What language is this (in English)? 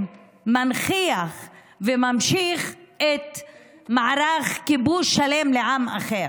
Hebrew